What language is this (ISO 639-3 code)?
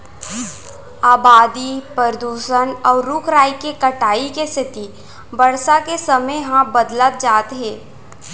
hne